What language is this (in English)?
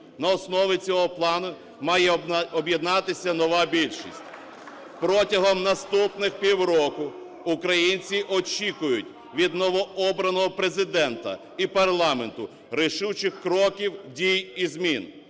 Ukrainian